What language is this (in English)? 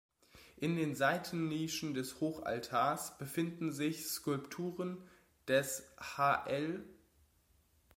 German